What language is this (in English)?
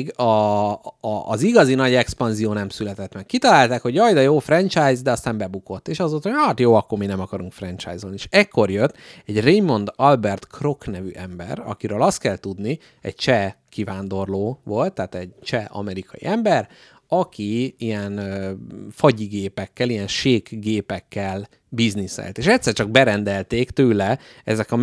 Hungarian